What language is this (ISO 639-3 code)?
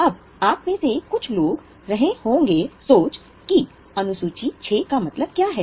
hin